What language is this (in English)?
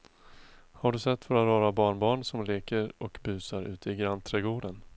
Swedish